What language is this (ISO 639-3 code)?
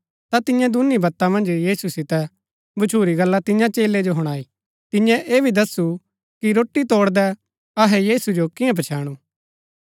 gbk